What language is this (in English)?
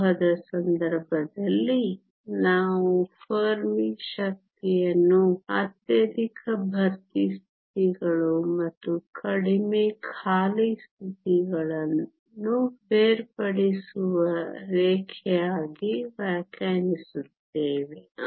Kannada